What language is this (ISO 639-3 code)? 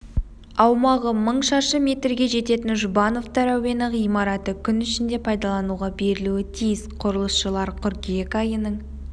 kaz